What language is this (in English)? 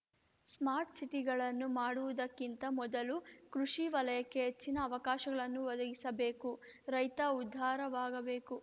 Kannada